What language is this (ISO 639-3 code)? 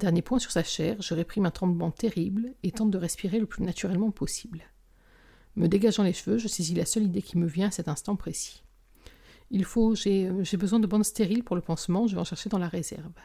fra